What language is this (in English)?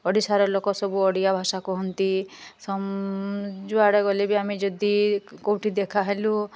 Odia